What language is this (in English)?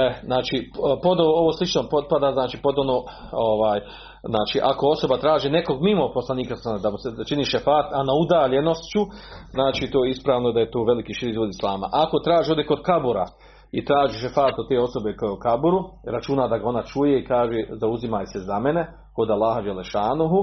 Croatian